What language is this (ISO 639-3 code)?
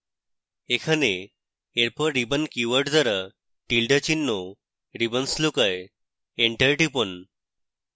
ben